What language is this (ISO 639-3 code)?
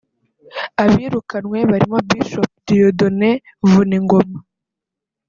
kin